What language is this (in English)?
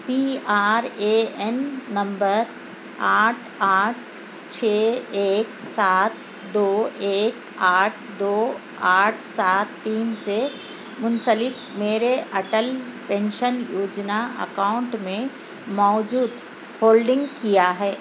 Urdu